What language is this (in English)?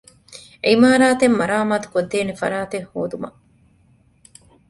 Divehi